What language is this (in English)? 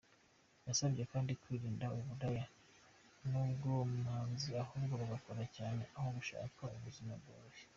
Kinyarwanda